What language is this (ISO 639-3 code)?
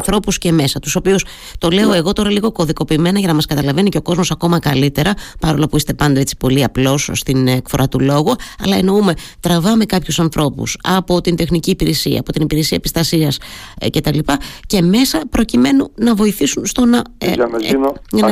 ell